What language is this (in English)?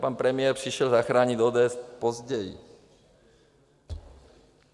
Czech